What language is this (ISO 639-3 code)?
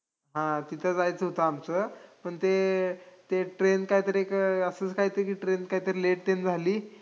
mar